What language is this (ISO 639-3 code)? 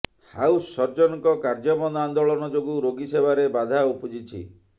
ori